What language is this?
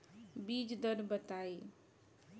Bhojpuri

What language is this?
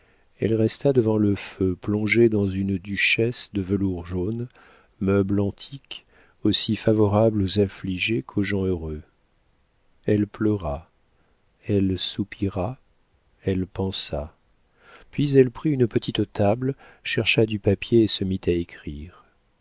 French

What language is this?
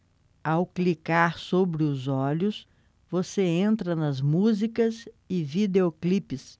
Portuguese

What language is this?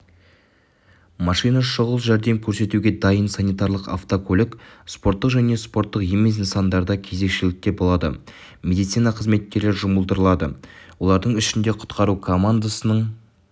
Kazakh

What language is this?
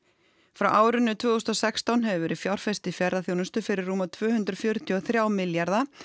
Icelandic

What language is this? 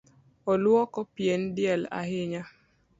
Luo (Kenya and Tanzania)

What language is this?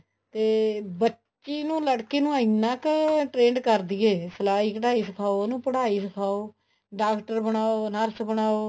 Punjabi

